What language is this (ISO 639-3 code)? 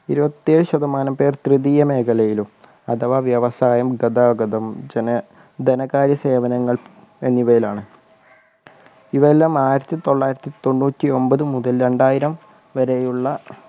mal